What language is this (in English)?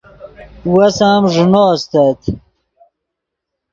Yidgha